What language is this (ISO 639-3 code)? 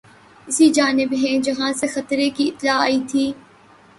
urd